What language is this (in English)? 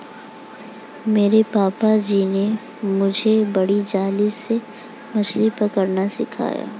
Hindi